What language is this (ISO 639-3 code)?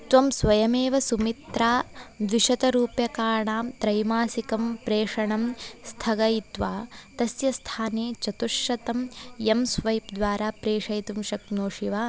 san